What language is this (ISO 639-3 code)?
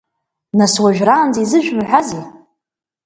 abk